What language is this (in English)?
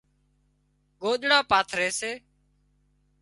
Wadiyara Koli